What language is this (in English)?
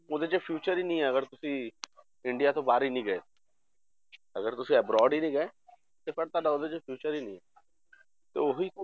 Punjabi